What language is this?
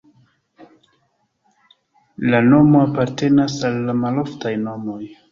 Esperanto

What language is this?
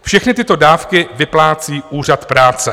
Czech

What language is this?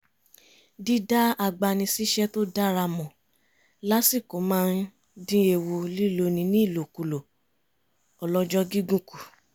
Yoruba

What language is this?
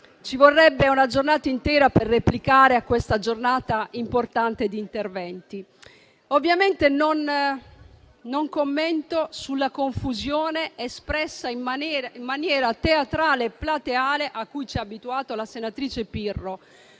Italian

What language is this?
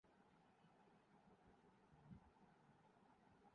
Urdu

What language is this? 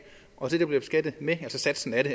Danish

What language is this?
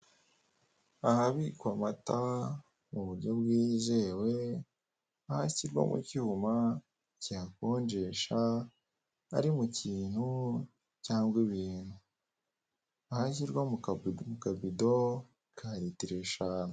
Kinyarwanda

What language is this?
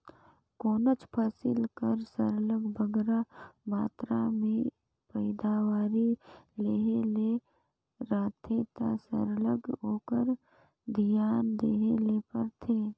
Chhattisgarhi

